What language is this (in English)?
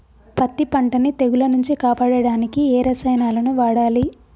Telugu